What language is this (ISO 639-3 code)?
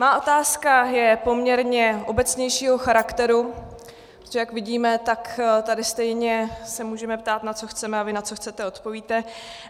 ces